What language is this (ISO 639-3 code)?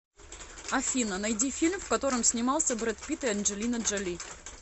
rus